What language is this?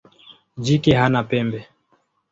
Swahili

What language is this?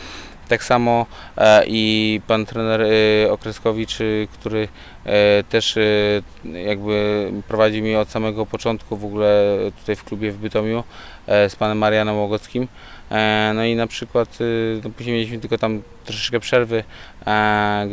Polish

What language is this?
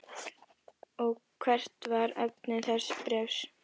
Icelandic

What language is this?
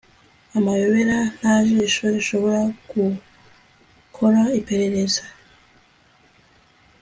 Kinyarwanda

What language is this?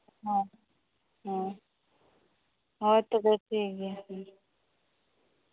Santali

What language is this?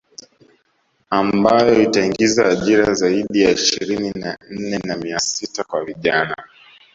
Swahili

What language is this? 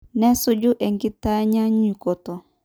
Masai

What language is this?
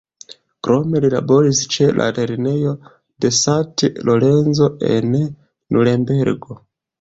Esperanto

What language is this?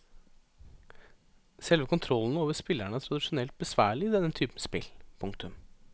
Norwegian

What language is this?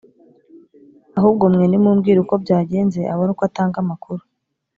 Kinyarwanda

